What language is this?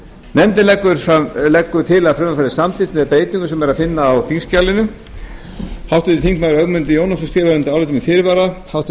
Icelandic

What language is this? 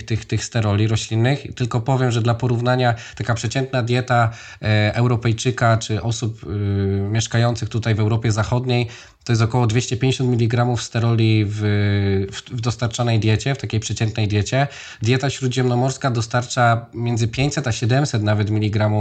Polish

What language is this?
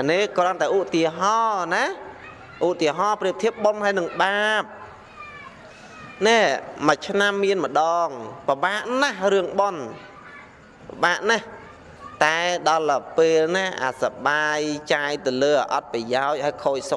Vietnamese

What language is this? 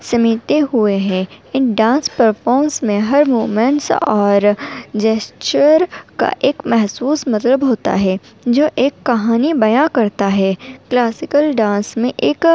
Urdu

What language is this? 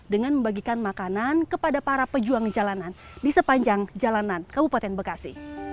Indonesian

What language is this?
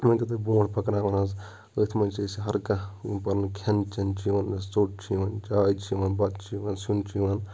Kashmiri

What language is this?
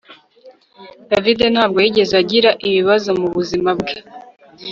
Kinyarwanda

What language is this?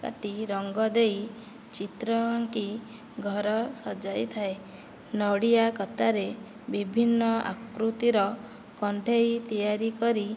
Odia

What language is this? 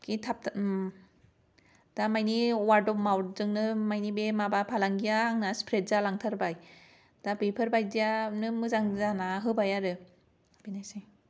Bodo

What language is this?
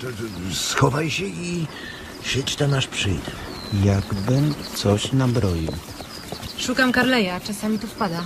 Polish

